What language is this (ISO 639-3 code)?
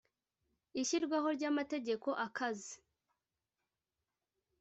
kin